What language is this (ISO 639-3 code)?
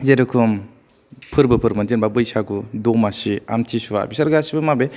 brx